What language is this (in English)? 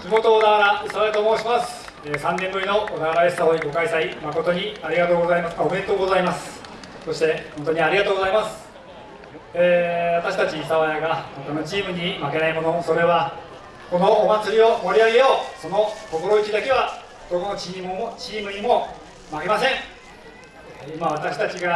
Japanese